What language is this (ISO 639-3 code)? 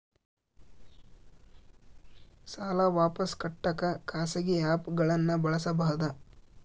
kan